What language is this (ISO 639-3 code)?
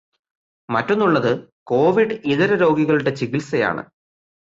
mal